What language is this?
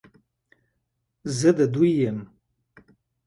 Pashto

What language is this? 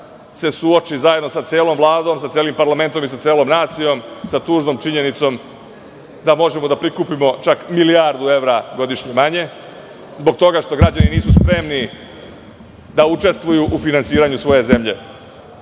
Serbian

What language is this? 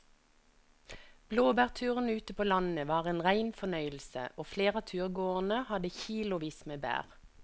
Norwegian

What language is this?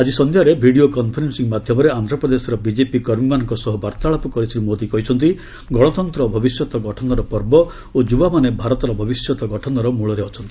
Odia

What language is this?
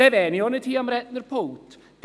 Swiss German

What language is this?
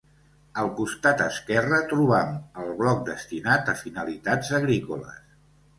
Catalan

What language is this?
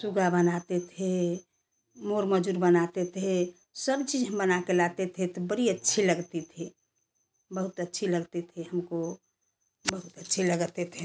Hindi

